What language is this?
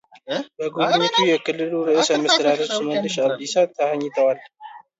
Amharic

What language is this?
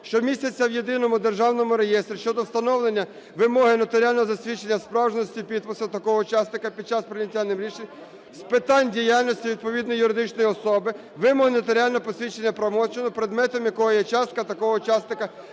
Ukrainian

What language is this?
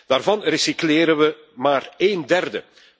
Dutch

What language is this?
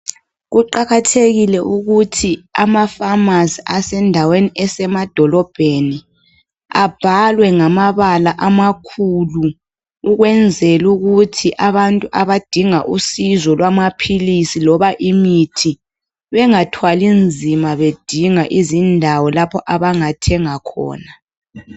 North Ndebele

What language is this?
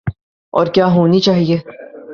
Urdu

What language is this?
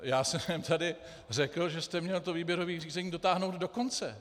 Czech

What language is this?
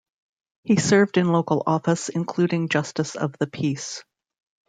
English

